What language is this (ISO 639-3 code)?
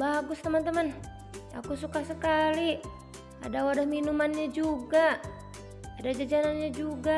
ind